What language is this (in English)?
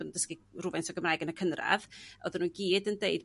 Welsh